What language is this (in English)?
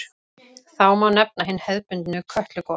Icelandic